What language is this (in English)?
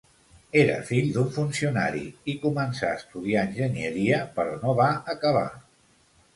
Catalan